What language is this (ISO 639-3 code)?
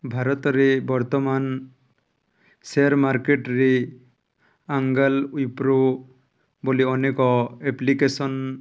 ori